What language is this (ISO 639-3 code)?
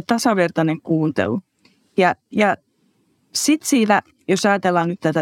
fin